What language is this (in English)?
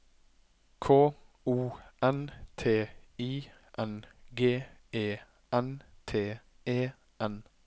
Norwegian